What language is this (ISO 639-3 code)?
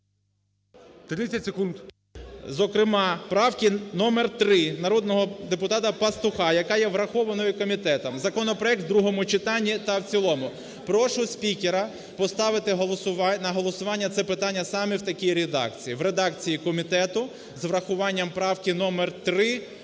ukr